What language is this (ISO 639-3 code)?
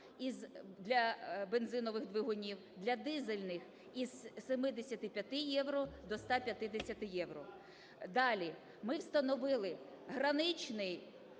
ukr